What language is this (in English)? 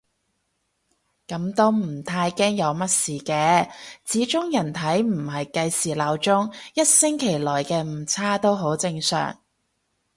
Cantonese